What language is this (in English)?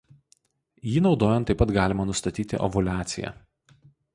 Lithuanian